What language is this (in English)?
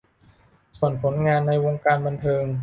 Thai